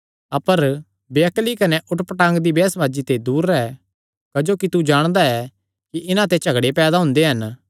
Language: Kangri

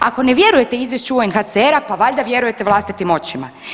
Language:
Croatian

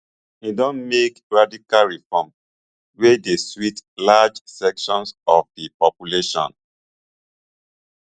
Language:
Nigerian Pidgin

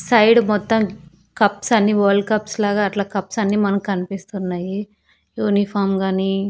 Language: Telugu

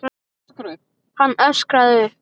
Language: Icelandic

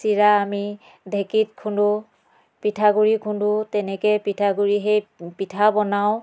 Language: Assamese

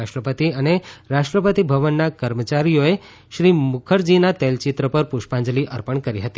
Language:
Gujarati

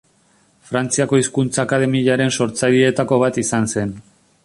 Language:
Basque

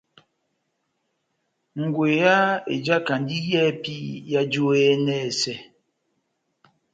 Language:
Batanga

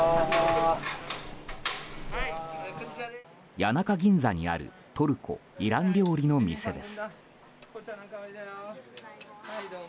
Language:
Japanese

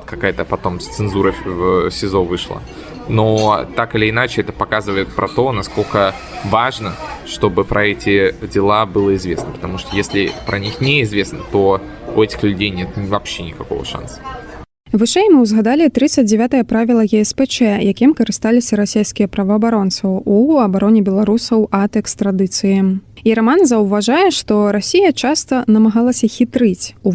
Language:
Russian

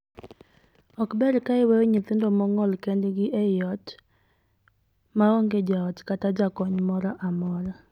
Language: Luo (Kenya and Tanzania)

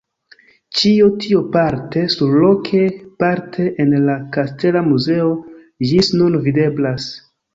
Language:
Esperanto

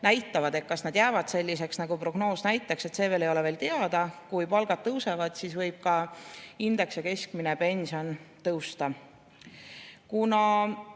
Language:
Estonian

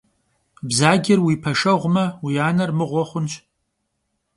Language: Kabardian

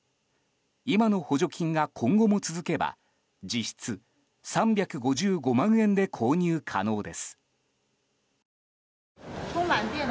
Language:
Japanese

